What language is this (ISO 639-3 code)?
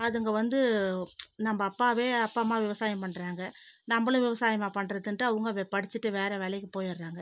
tam